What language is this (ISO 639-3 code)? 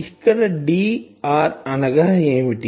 tel